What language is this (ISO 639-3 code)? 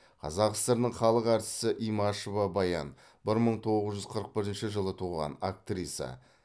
kaz